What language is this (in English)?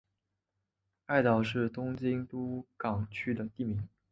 Chinese